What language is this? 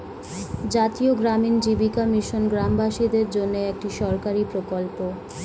Bangla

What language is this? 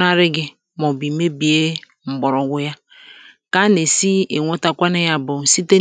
Igbo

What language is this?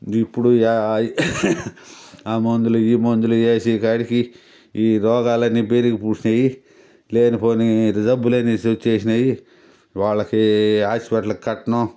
Telugu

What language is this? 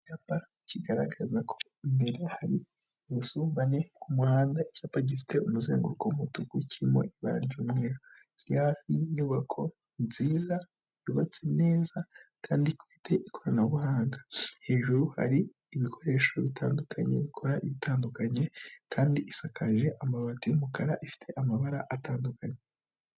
Kinyarwanda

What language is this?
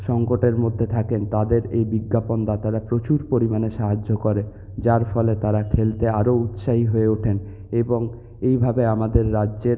Bangla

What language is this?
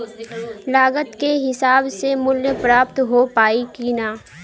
Bhojpuri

